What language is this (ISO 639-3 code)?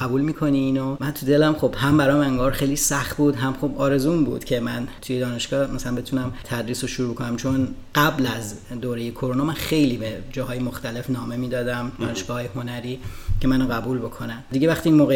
fas